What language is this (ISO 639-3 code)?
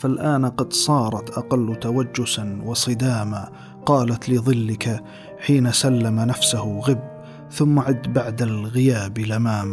ara